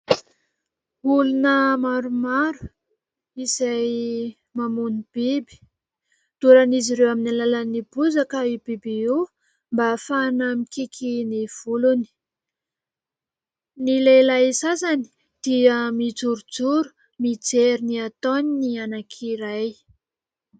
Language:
Malagasy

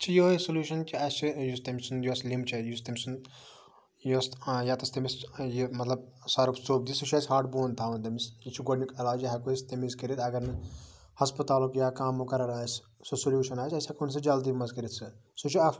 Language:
Kashmiri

